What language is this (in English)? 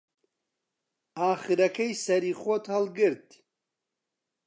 Central Kurdish